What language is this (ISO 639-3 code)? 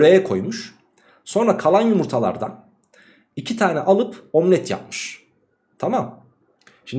tur